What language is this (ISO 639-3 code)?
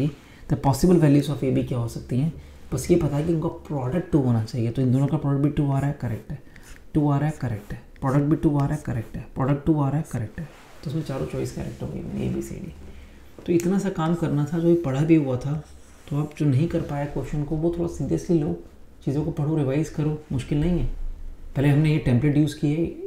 hin